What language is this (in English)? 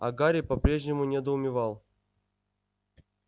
Russian